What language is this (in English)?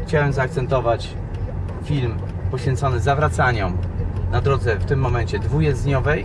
Polish